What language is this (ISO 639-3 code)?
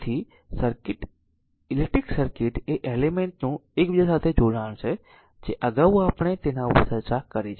guj